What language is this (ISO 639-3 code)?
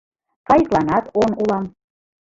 chm